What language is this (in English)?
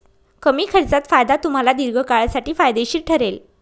Marathi